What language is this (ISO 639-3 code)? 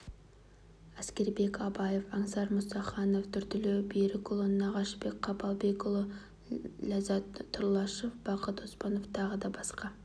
kaz